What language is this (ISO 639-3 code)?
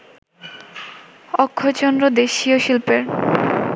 ben